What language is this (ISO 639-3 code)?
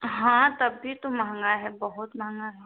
hin